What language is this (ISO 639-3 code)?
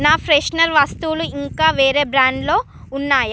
tel